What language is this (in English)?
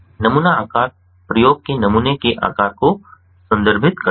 Hindi